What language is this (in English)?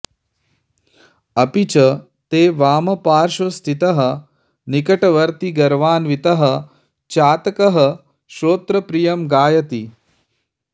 Sanskrit